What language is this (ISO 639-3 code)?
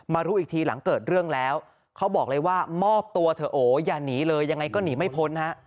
tha